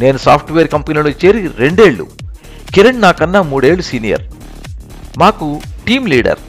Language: Telugu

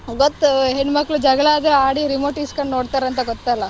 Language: Kannada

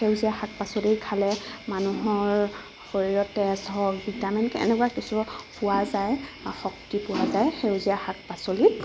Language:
Assamese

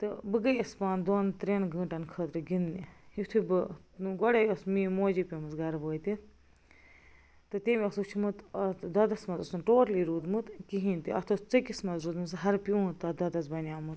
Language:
Kashmiri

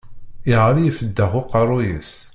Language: Kabyle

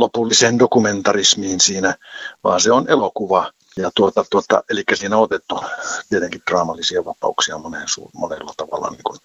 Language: Finnish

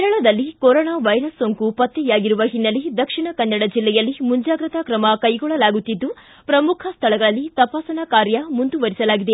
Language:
Kannada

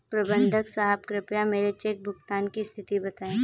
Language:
Hindi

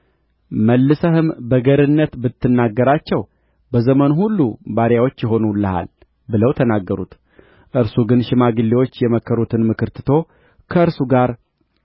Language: Amharic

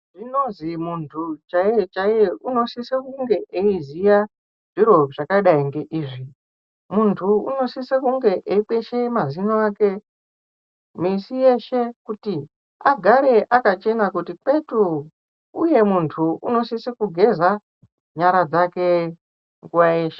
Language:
Ndau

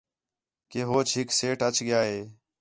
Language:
Khetrani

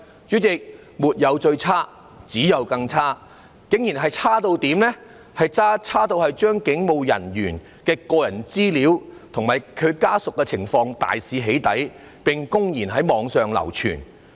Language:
Cantonese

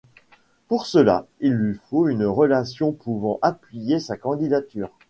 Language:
French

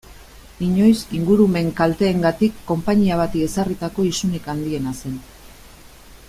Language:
Basque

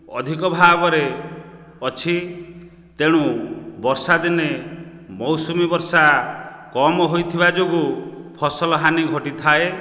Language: Odia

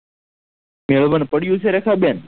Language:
Gujarati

